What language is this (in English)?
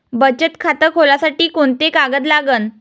Marathi